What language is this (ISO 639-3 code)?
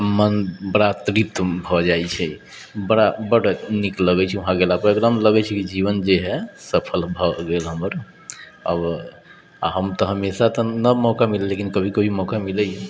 mai